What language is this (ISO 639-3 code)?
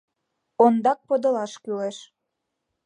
chm